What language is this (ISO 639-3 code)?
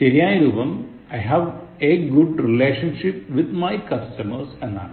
mal